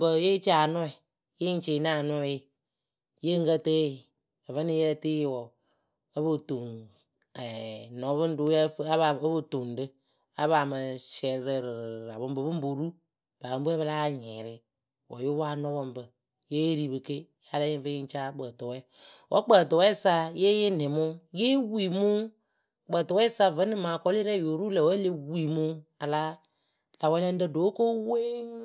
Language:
Akebu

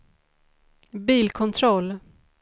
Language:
Swedish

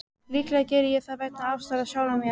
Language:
Icelandic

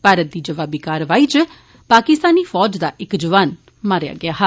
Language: Dogri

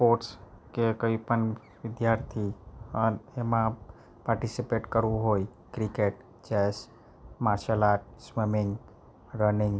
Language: Gujarati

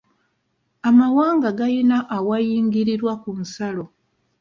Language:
Ganda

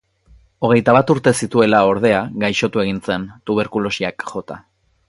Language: Basque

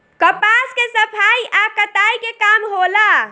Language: Bhojpuri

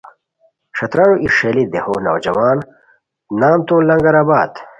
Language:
Khowar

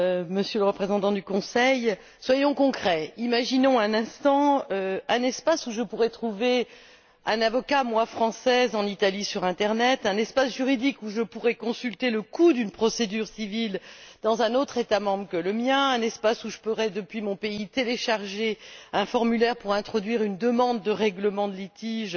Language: French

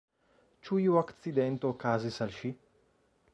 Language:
Esperanto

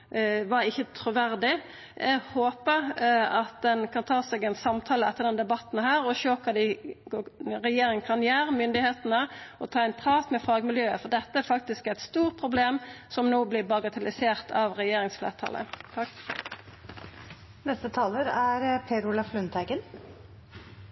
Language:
Norwegian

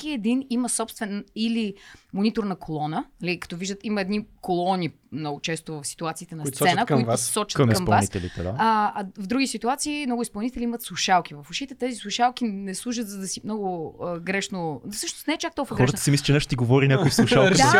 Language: Bulgarian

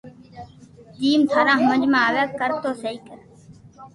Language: Loarki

